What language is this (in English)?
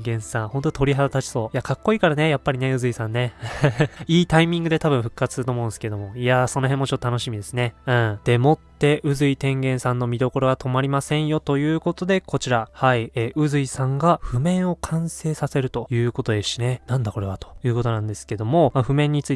Japanese